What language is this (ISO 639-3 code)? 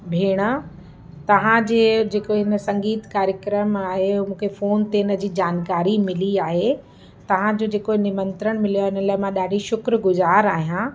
snd